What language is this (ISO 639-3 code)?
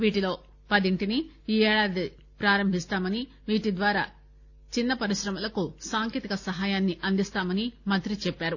tel